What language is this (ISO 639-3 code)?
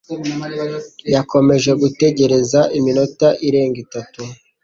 kin